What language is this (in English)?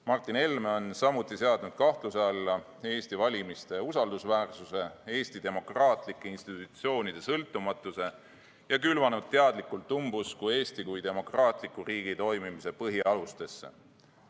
Estonian